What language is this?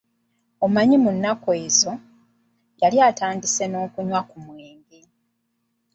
Ganda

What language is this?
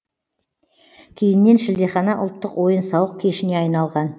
Kazakh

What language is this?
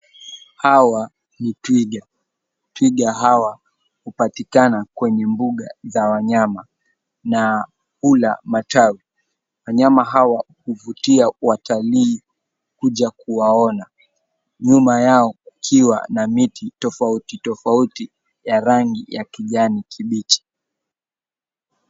Swahili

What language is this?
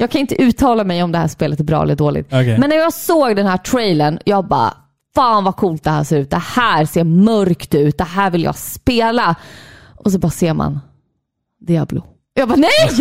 Swedish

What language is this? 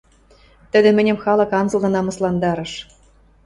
Western Mari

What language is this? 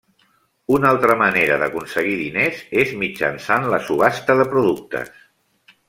Catalan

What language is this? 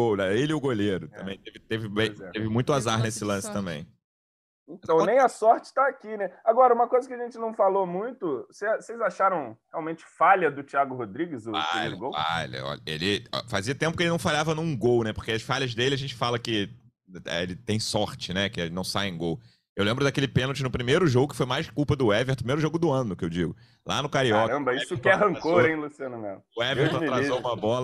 Portuguese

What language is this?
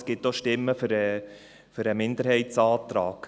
Swiss German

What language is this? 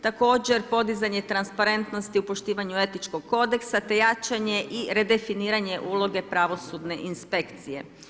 Croatian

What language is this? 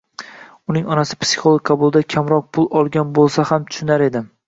Uzbek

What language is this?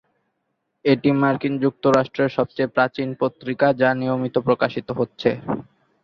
Bangla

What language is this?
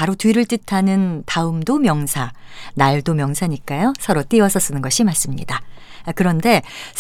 Korean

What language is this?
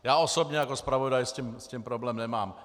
Czech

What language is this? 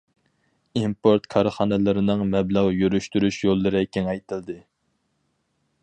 Uyghur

